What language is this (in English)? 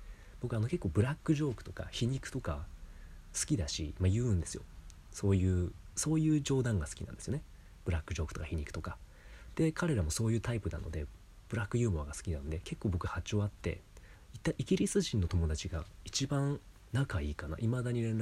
Japanese